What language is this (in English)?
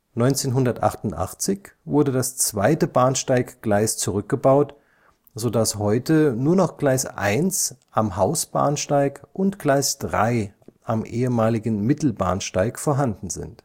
German